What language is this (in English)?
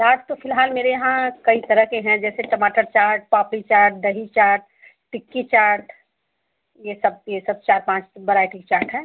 Hindi